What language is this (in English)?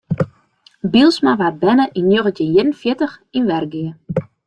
Western Frisian